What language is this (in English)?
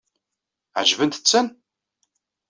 Kabyle